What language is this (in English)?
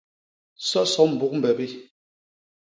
Basaa